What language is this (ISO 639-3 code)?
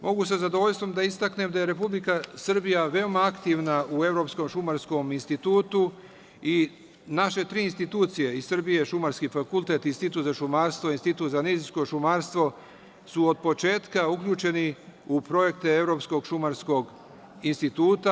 srp